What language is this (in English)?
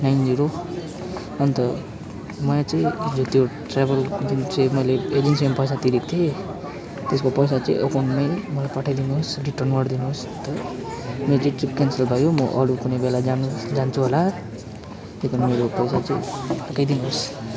Nepali